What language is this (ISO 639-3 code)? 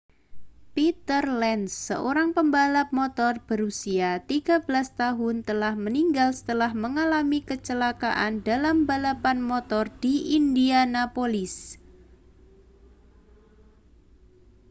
ind